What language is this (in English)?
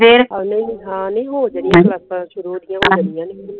Punjabi